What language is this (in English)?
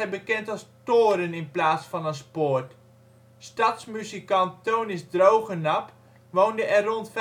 Dutch